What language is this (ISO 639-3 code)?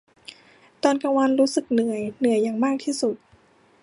tha